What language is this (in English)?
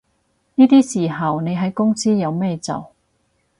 Cantonese